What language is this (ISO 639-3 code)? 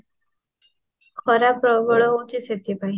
ori